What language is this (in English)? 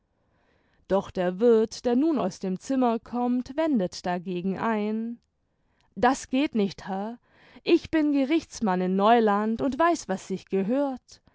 German